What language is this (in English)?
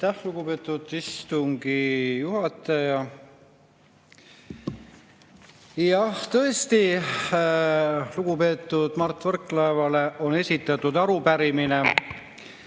Estonian